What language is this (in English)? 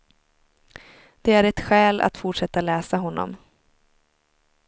Swedish